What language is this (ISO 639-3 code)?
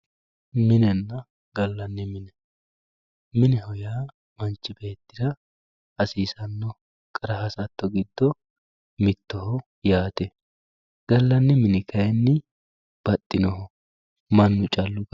sid